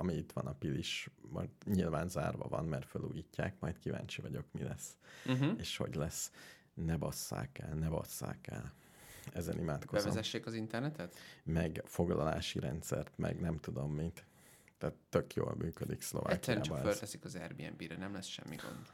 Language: Hungarian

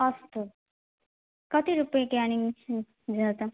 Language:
Sanskrit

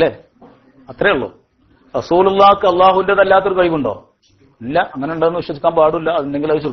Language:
Arabic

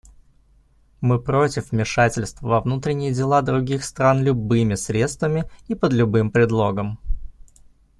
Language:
Russian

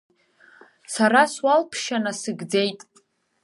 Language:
Abkhazian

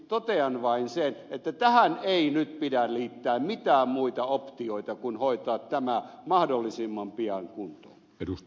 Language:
Finnish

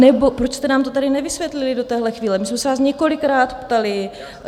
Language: Czech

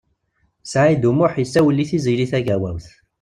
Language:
Kabyle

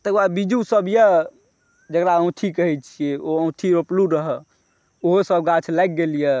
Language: Maithili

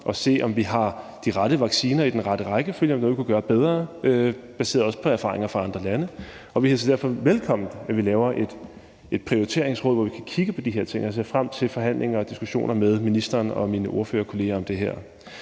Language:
Danish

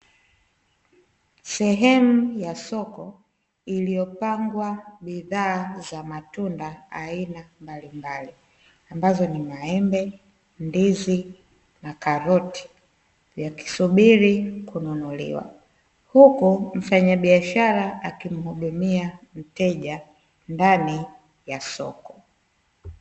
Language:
Swahili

